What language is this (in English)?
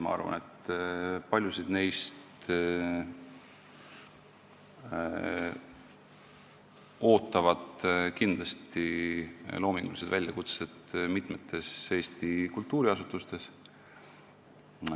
Estonian